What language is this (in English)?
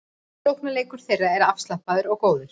Icelandic